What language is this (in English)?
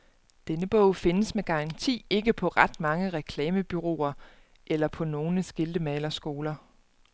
Danish